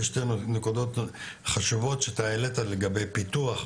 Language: Hebrew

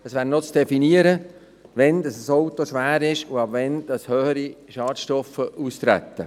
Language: Swiss German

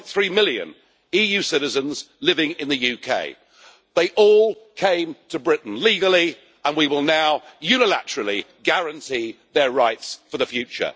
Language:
English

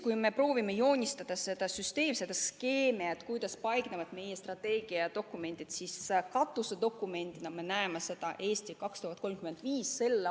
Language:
Estonian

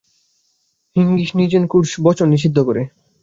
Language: Bangla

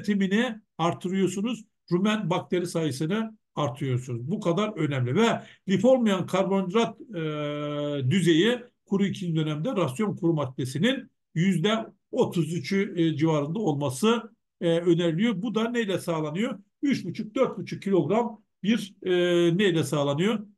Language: Turkish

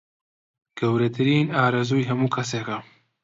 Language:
Central Kurdish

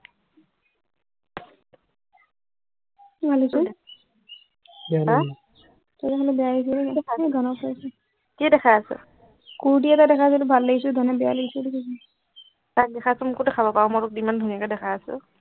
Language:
Assamese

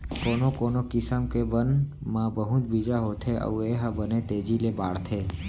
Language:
Chhattisgarhi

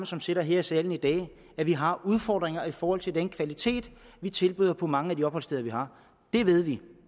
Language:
Danish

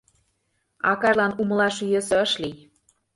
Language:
Mari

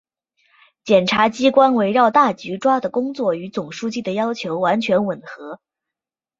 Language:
Chinese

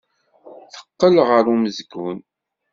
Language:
Kabyle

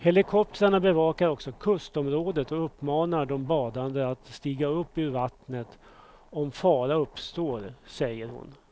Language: Swedish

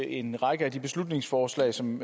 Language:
Danish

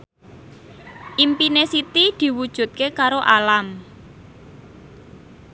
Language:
Javanese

